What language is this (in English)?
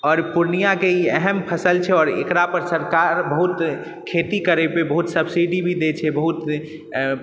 Maithili